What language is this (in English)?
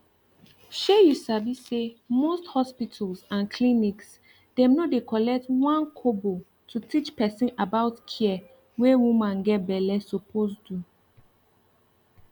Nigerian Pidgin